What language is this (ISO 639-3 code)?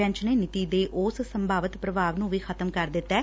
pan